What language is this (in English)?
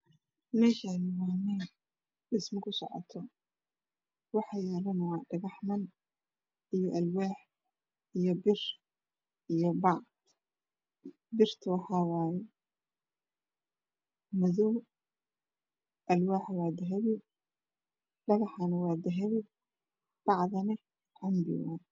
Somali